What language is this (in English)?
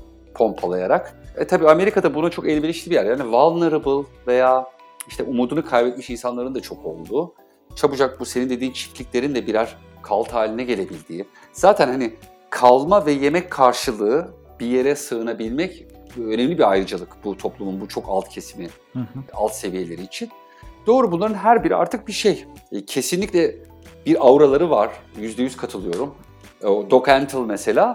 Turkish